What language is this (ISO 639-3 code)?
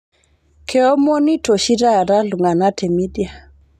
mas